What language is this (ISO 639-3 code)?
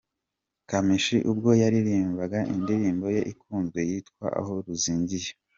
kin